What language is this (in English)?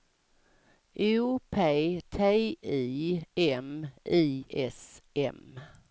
Swedish